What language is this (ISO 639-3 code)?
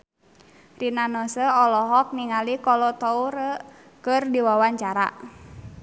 sun